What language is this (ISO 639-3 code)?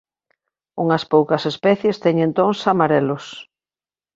glg